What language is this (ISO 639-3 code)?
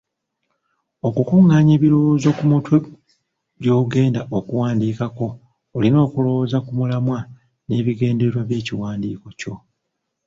lug